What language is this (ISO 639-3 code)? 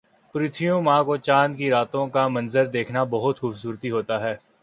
urd